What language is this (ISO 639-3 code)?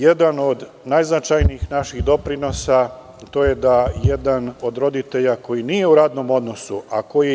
srp